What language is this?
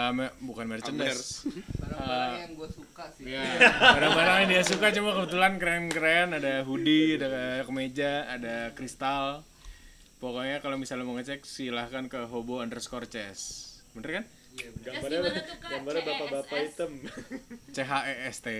Indonesian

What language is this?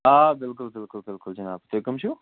Kashmiri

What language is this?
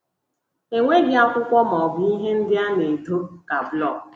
Igbo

